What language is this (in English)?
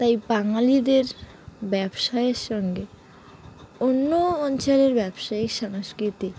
Bangla